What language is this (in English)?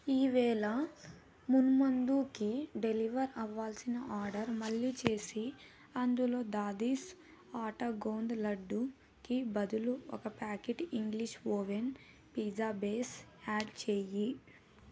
Telugu